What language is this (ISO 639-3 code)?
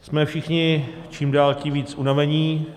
ces